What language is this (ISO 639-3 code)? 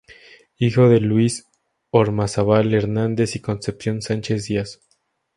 spa